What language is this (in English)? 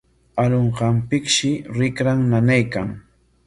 Corongo Ancash Quechua